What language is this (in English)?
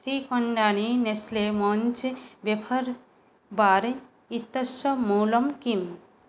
Sanskrit